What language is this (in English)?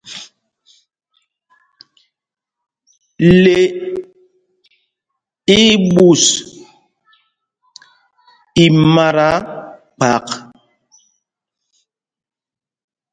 Mpumpong